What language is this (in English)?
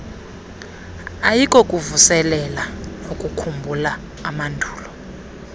Xhosa